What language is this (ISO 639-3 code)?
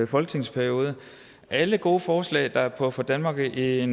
dan